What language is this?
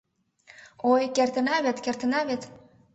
Mari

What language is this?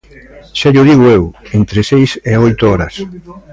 Galician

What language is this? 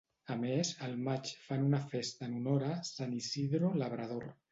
Catalan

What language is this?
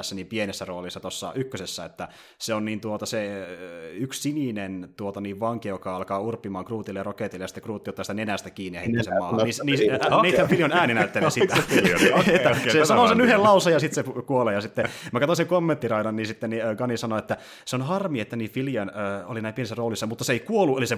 Finnish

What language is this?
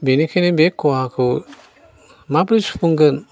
Bodo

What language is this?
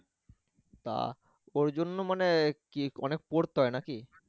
Bangla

